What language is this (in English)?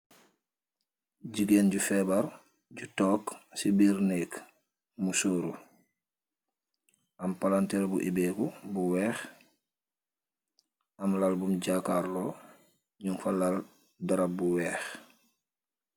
Wolof